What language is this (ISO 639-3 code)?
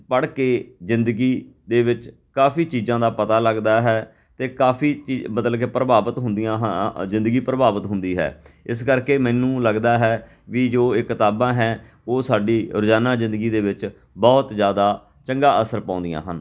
pan